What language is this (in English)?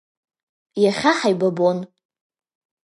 Abkhazian